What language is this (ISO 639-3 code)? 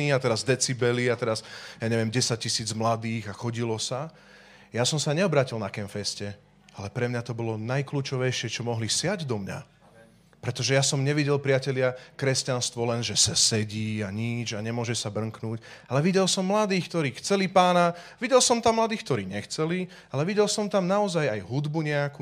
slk